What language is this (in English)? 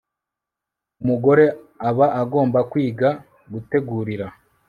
Kinyarwanda